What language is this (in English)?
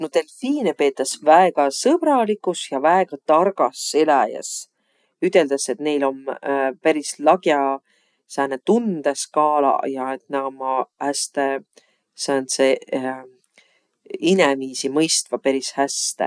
Võro